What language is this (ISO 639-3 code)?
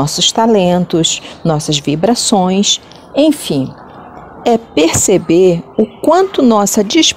por